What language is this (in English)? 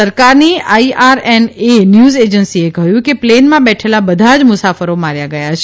Gujarati